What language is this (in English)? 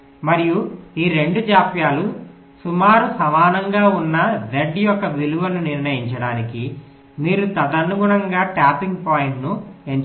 Telugu